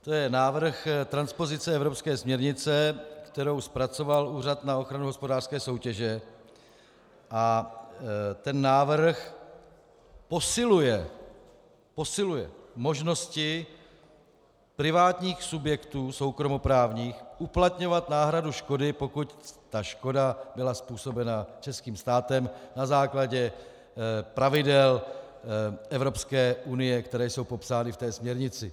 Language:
Czech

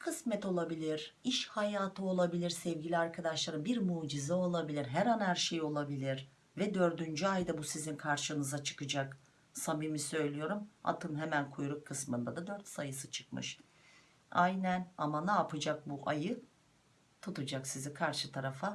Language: Turkish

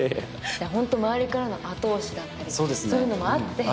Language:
Japanese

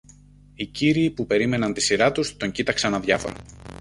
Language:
Greek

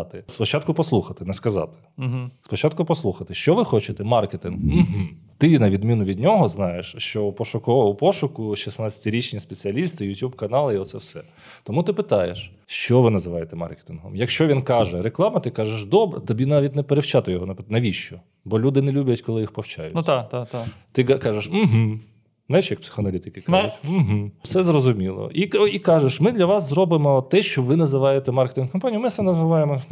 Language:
Ukrainian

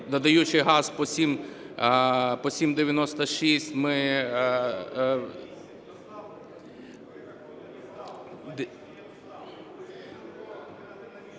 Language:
Ukrainian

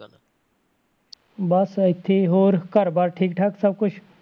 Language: Punjabi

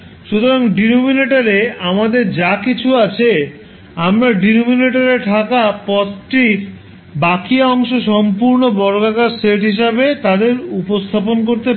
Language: Bangla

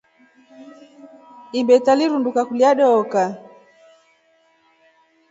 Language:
Rombo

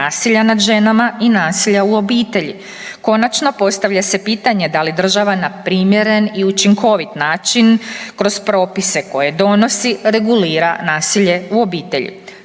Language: Croatian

